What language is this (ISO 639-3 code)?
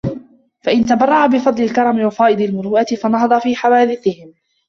ara